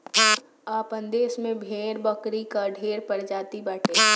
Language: Bhojpuri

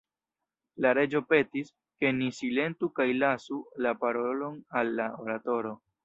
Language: Esperanto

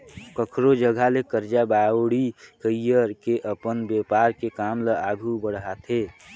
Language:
Chhattisgarhi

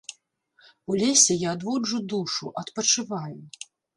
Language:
Belarusian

